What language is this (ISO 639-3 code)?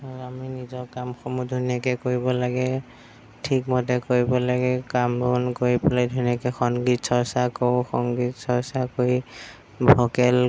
asm